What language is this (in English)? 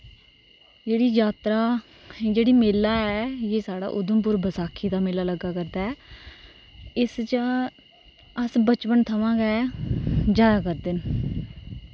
Dogri